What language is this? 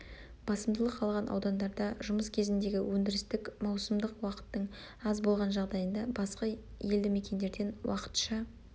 Kazakh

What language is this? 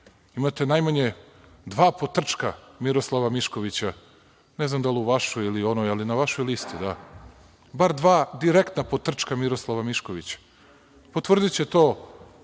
Serbian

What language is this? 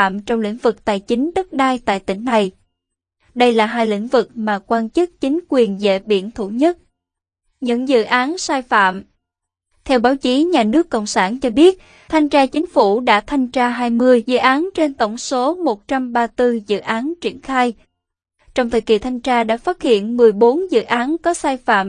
Vietnamese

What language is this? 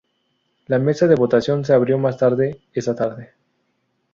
Spanish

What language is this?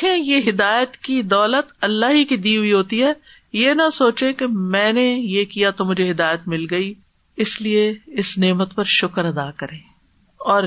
Urdu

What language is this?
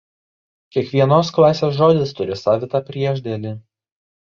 Lithuanian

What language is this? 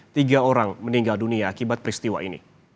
Indonesian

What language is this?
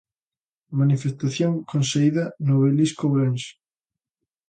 Galician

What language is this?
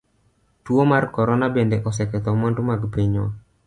Luo (Kenya and Tanzania)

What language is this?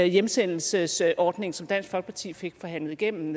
Danish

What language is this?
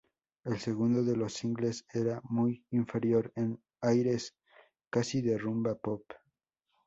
Spanish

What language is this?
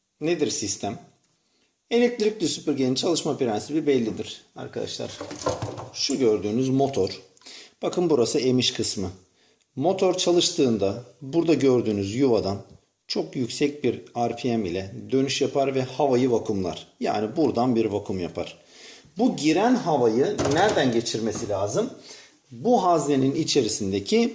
Turkish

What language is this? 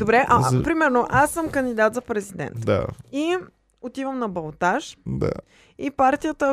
Bulgarian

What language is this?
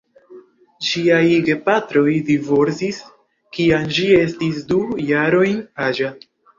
Esperanto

